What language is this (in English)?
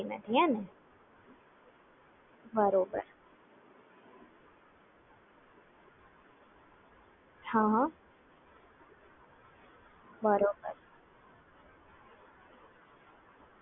Gujarati